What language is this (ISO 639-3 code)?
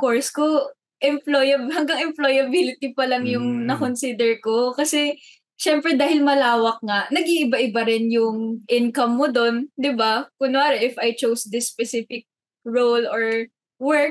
fil